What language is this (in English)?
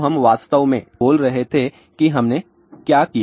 Hindi